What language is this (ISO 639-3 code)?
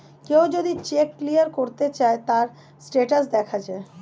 ben